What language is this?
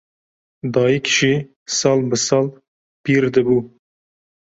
Kurdish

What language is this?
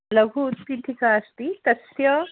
Sanskrit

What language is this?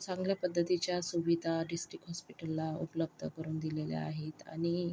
Marathi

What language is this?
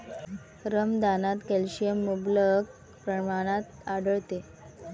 Marathi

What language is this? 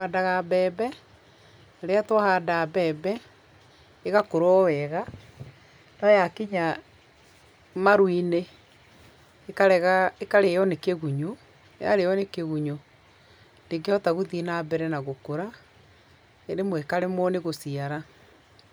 Kikuyu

